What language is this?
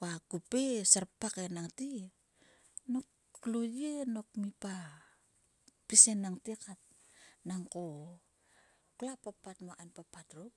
Sulka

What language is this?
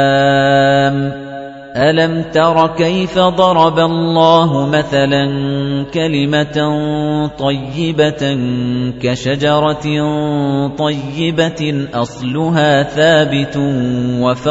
Arabic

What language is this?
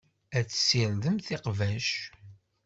Kabyle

